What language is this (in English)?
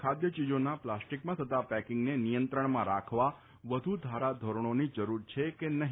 Gujarati